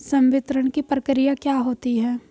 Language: Hindi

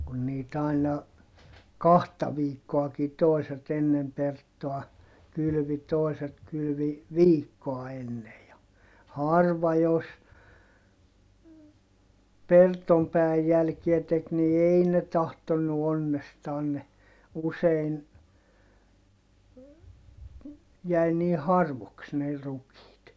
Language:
Finnish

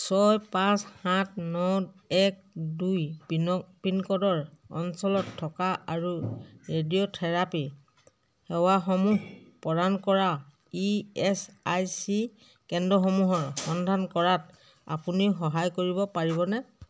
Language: Assamese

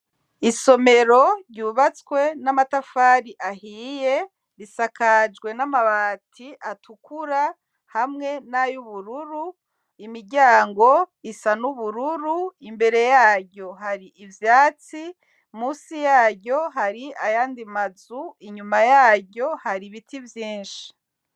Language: Rundi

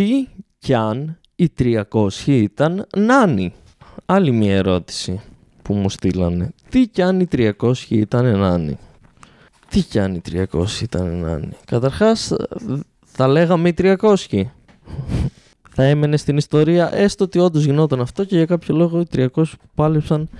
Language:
Greek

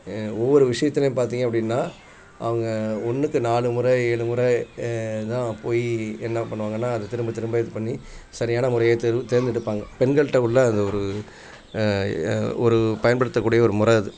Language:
Tamil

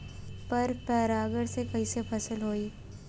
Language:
Bhojpuri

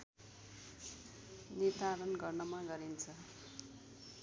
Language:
Nepali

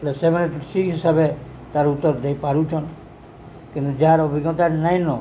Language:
Odia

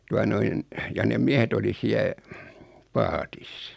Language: Finnish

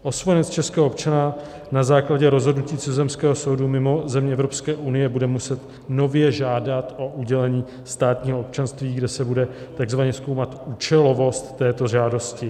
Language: Czech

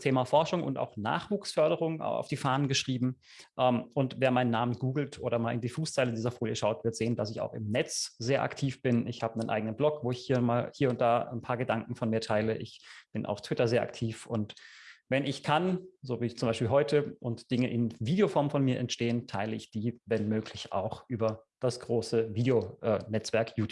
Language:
German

